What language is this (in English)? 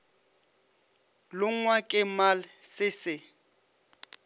Northern Sotho